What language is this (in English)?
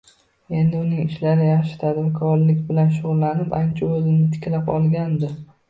Uzbek